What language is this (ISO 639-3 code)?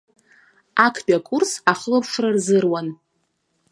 abk